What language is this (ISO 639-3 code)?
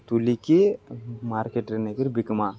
ori